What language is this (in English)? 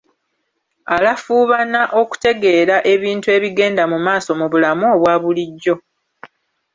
Ganda